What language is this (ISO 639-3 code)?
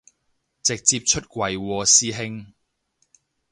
yue